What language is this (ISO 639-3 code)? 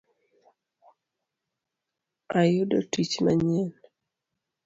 luo